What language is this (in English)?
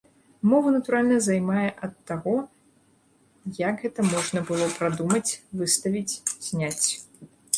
Belarusian